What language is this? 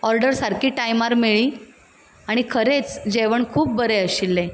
Konkani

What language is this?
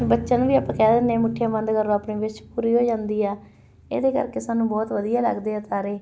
Punjabi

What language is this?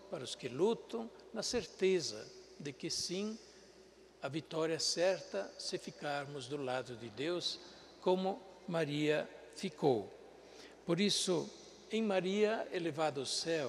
Portuguese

